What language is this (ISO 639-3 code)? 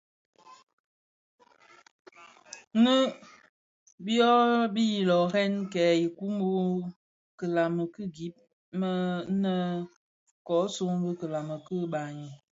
ksf